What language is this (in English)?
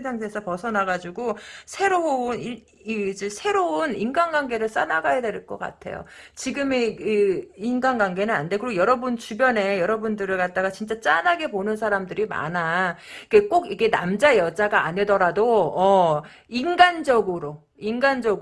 Korean